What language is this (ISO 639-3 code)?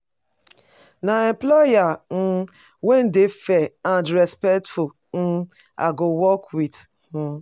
pcm